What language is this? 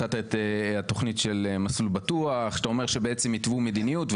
Hebrew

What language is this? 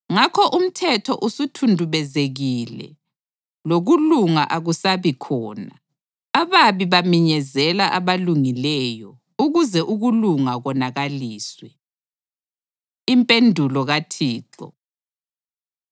North Ndebele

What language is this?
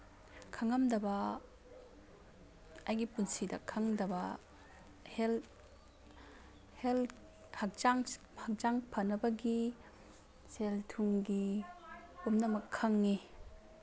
Manipuri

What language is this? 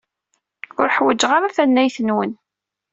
Kabyle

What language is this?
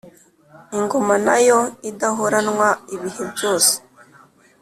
Kinyarwanda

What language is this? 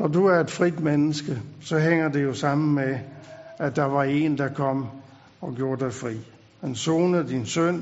Danish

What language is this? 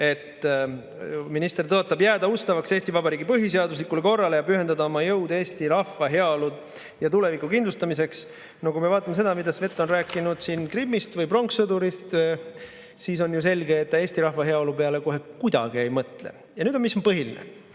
Estonian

